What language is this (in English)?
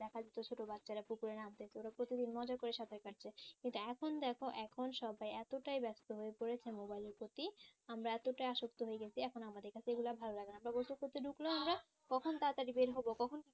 Bangla